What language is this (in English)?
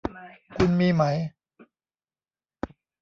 Thai